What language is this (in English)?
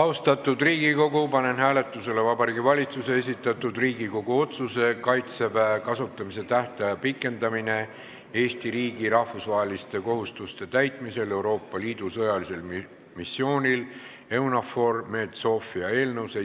Estonian